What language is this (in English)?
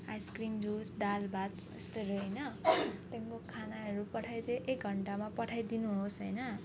Nepali